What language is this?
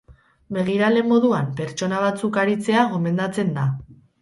Basque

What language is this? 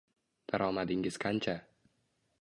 Uzbek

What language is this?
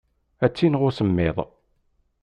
Kabyle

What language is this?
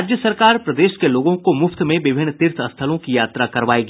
Hindi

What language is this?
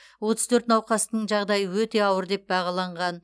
Kazakh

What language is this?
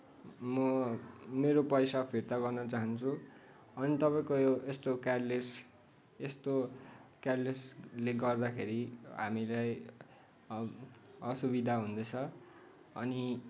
Nepali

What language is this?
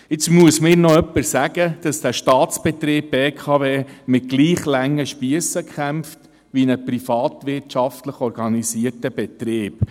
Swiss German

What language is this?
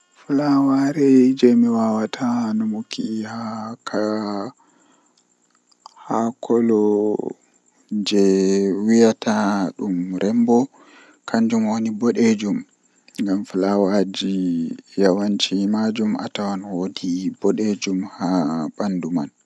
Western Niger Fulfulde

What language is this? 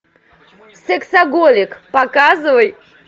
Russian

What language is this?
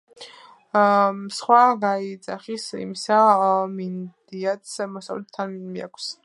Georgian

